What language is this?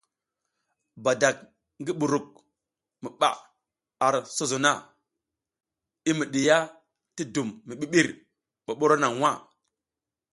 South Giziga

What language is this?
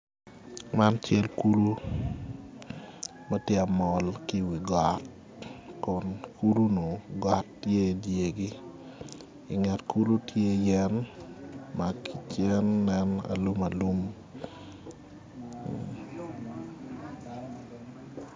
Acoli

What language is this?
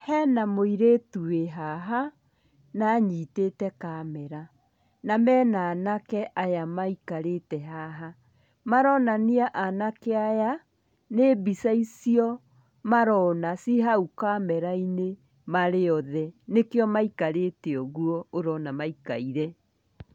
Kikuyu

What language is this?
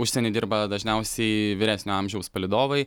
Lithuanian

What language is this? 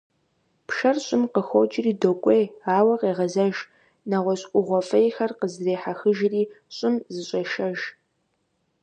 Kabardian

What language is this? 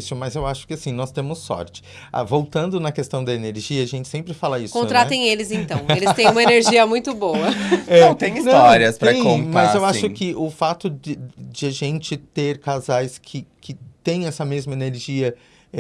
Portuguese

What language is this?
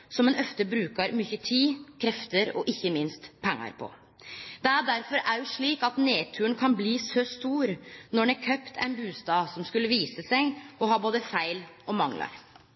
Norwegian Nynorsk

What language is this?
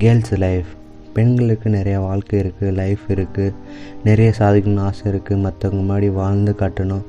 Tamil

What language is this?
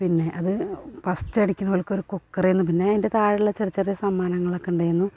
Malayalam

